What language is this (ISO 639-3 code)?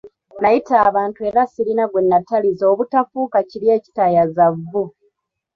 lug